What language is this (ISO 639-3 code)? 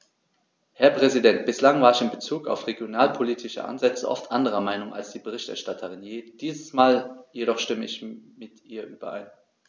deu